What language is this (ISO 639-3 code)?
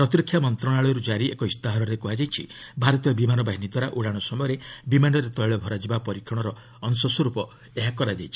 ori